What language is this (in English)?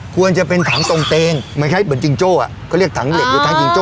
Thai